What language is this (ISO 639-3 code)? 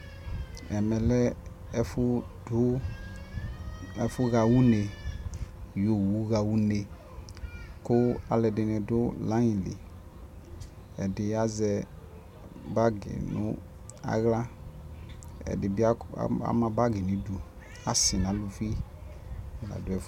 kpo